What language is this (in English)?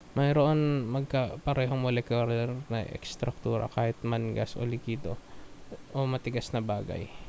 Filipino